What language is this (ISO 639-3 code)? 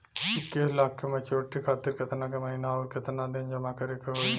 bho